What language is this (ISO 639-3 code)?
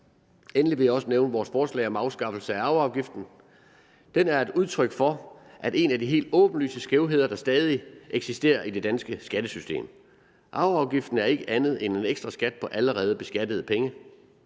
dan